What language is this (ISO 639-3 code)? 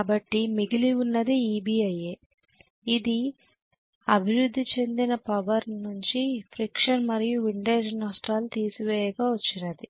tel